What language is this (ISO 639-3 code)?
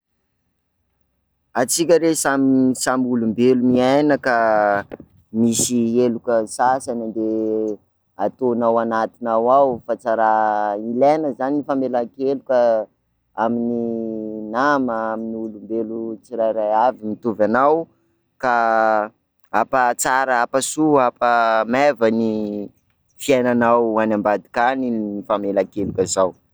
skg